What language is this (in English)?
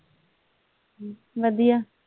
Punjabi